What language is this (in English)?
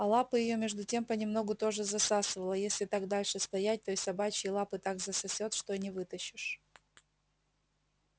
Russian